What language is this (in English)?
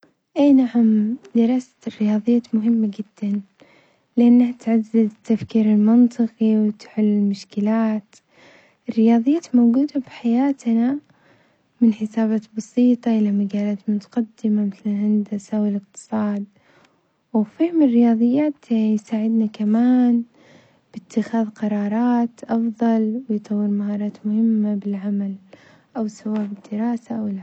Omani Arabic